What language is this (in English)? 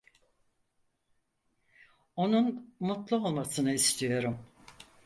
Turkish